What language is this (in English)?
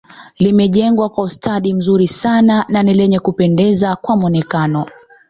Swahili